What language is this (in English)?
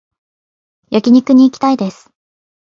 Japanese